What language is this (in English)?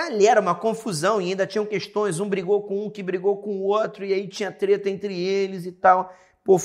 Portuguese